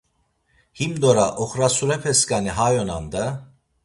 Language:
Laz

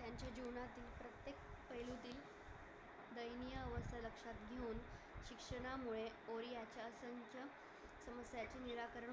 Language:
Marathi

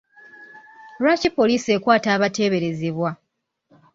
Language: Ganda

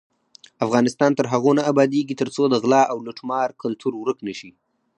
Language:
Pashto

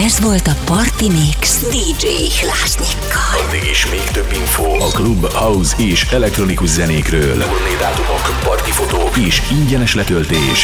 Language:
Hungarian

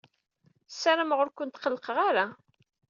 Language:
Kabyle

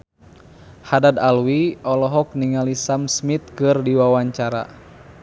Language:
Sundanese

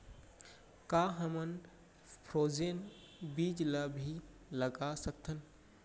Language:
Chhattisgarhi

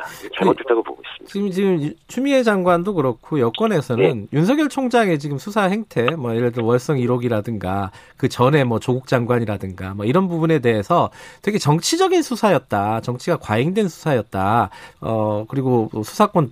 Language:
Korean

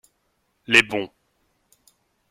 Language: French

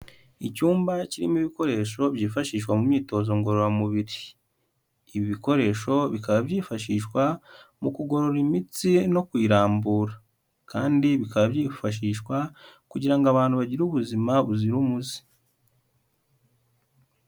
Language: Kinyarwanda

